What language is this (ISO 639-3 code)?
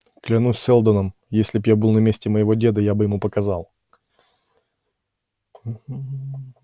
rus